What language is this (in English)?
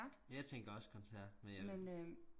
Danish